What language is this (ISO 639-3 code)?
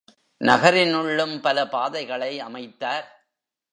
tam